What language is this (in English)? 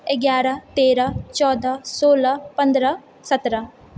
Maithili